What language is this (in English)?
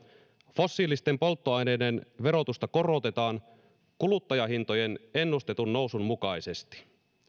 Finnish